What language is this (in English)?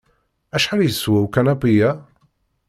Kabyle